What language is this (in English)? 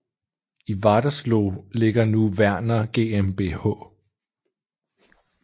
Danish